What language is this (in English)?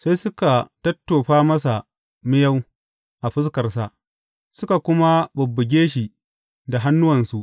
Hausa